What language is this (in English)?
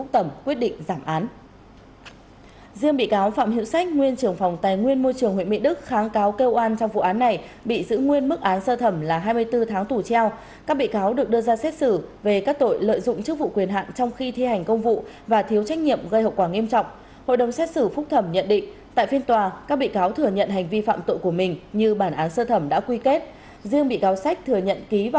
Vietnamese